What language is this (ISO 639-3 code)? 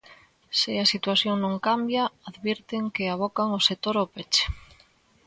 glg